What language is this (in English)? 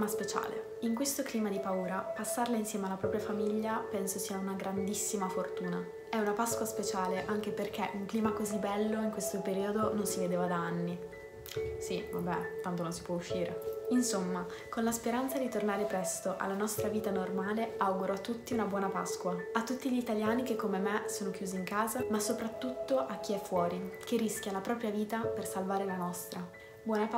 Italian